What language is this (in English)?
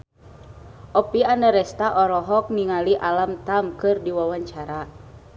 Sundanese